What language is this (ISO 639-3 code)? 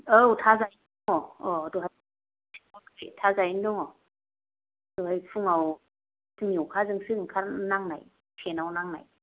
brx